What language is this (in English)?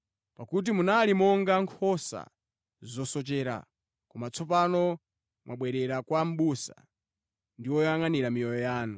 Nyanja